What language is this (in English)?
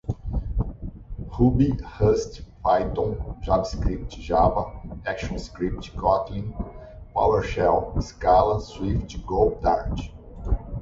Portuguese